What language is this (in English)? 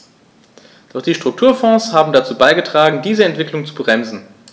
German